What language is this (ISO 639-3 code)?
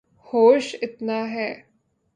urd